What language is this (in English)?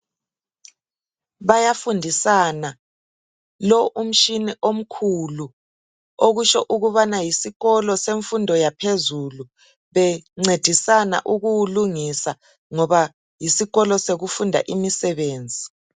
North Ndebele